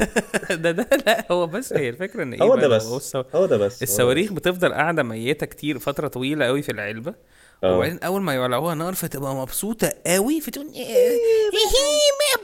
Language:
Arabic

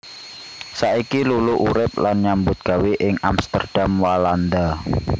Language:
Javanese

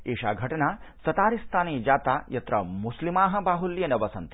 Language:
Sanskrit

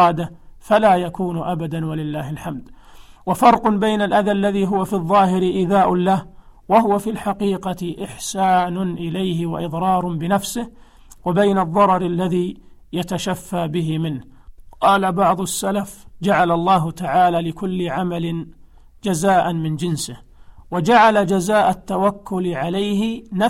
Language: Arabic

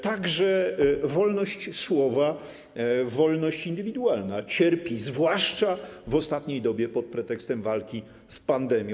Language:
Polish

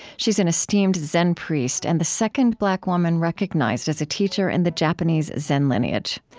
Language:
English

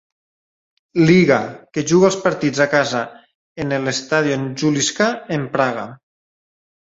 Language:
Catalan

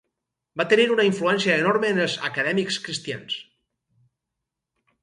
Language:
Catalan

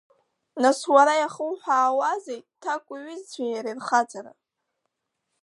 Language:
Abkhazian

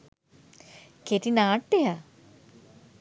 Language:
Sinhala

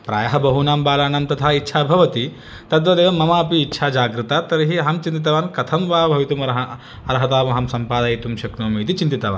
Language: Sanskrit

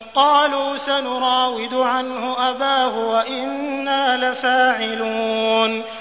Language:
Arabic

